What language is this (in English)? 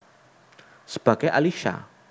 Javanese